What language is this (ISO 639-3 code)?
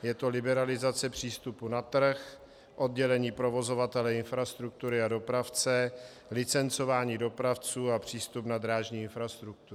ces